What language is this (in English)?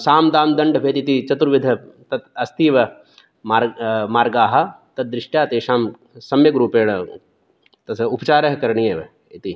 Sanskrit